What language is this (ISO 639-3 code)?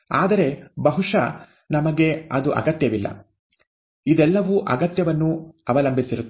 kan